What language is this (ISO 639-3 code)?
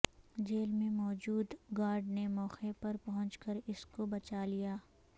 urd